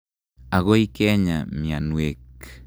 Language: Kalenjin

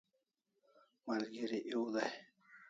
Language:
Kalasha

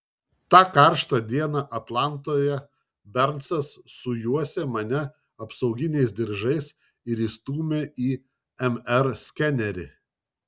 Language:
Lithuanian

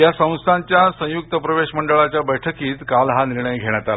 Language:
Marathi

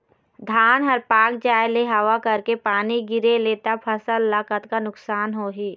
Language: Chhattisgarhi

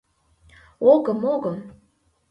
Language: Mari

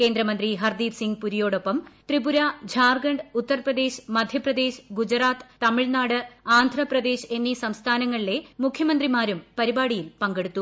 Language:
Malayalam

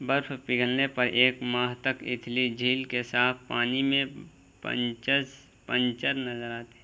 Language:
Urdu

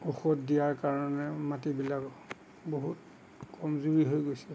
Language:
Assamese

